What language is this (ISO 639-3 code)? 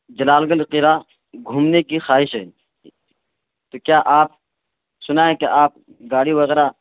urd